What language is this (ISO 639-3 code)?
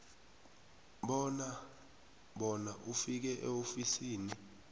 nbl